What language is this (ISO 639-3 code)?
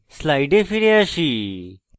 ben